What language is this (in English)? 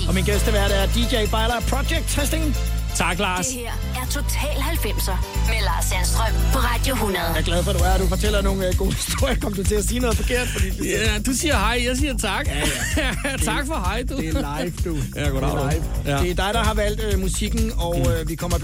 Danish